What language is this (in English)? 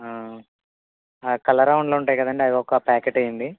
Telugu